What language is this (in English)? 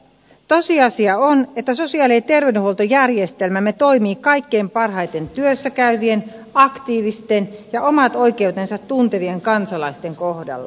Finnish